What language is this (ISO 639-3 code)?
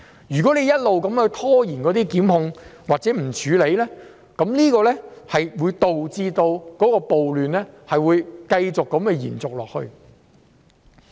yue